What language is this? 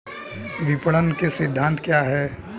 Hindi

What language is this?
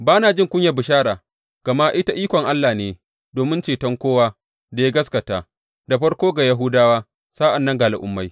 Hausa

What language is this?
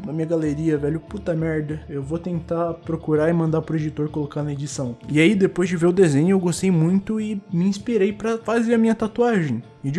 Portuguese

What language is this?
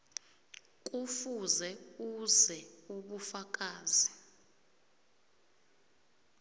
South Ndebele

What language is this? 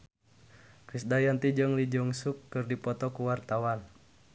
Sundanese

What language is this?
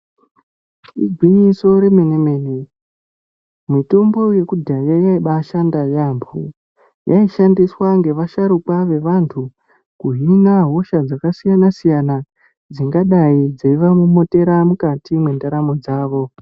Ndau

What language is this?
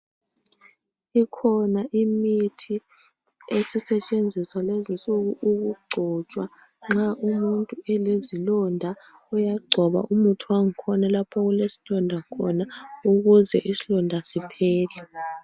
North Ndebele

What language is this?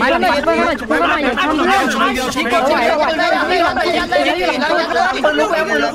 Thai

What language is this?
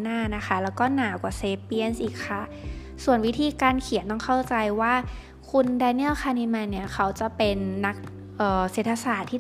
Thai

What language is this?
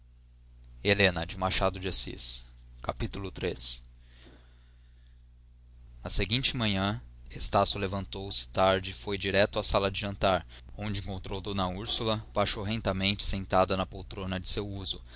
Portuguese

